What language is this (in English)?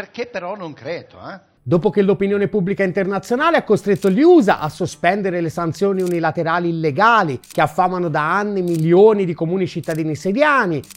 Italian